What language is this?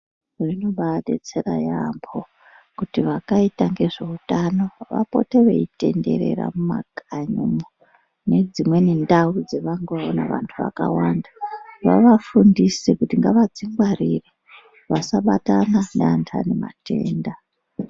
Ndau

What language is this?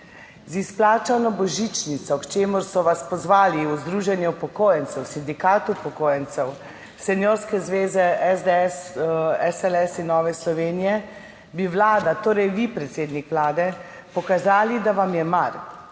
Slovenian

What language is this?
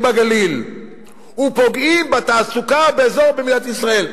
Hebrew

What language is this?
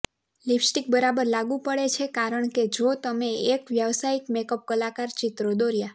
Gujarati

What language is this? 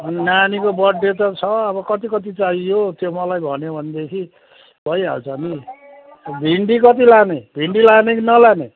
Nepali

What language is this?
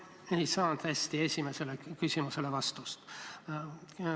Estonian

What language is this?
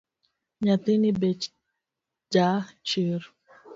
Luo (Kenya and Tanzania)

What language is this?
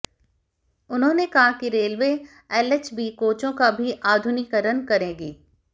Hindi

